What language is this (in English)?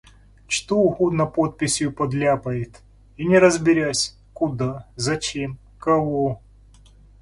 Russian